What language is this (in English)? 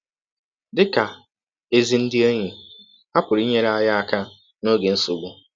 Igbo